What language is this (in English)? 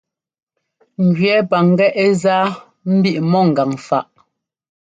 Ngomba